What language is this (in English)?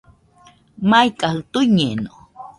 Nüpode Huitoto